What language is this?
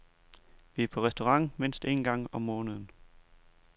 Danish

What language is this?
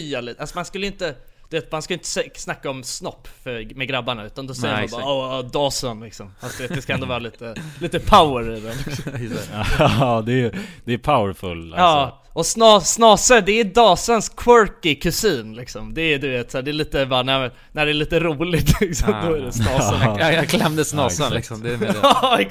Swedish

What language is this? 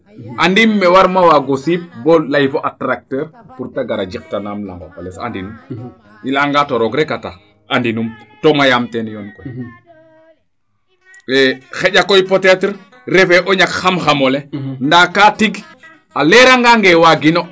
Serer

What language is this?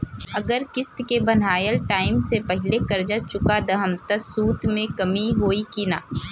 Bhojpuri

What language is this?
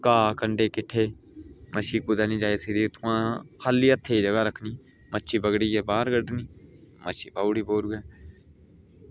Dogri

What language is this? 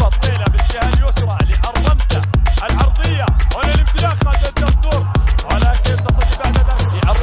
Arabic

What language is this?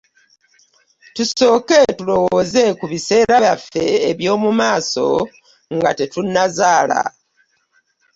Ganda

